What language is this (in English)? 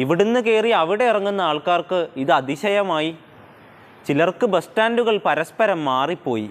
Malayalam